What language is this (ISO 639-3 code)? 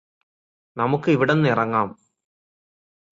mal